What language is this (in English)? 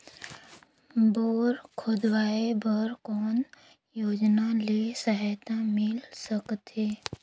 Chhattisgarhi